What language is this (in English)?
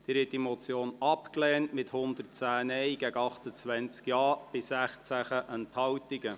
Swiss German